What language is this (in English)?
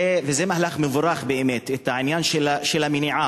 Hebrew